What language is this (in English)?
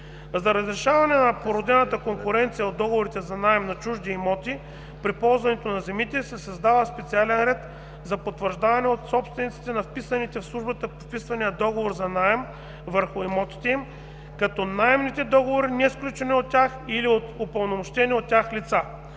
Bulgarian